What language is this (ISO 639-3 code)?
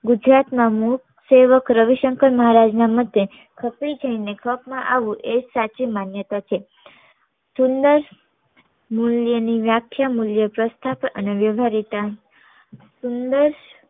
guj